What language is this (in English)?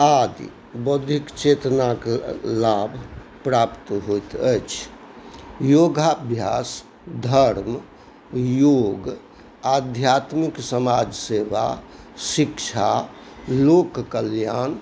Maithili